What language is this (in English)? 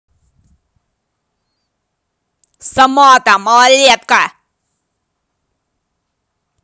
Russian